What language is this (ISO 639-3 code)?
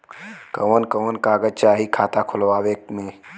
bho